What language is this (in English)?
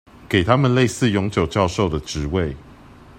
Chinese